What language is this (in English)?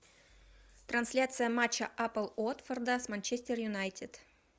Russian